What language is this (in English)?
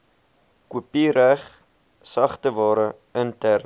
Afrikaans